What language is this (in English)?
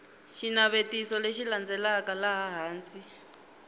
Tsonga